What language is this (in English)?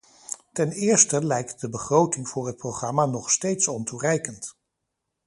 Dutch